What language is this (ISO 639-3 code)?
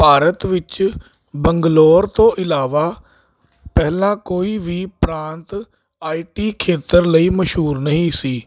pan